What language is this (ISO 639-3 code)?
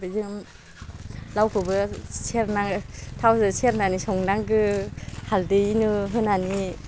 brx